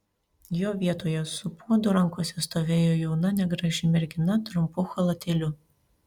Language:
Lithuanian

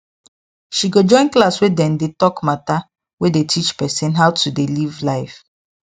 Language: Nigerian Pidgin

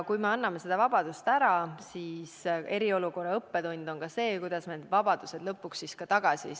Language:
Estonian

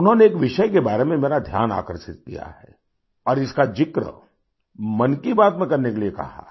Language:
Hindi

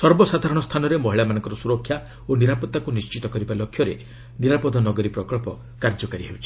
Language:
Odia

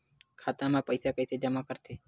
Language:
Chhattisgarhi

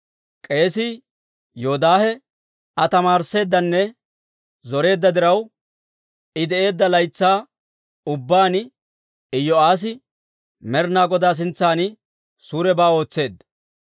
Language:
Dawro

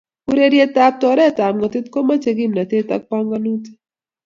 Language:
Kalenjin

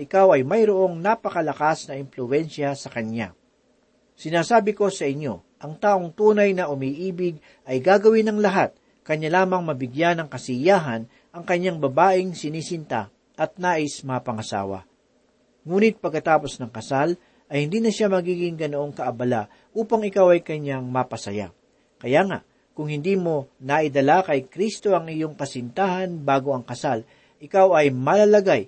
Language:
Filipino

